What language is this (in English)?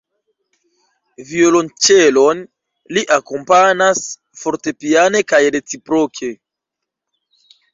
Esperanto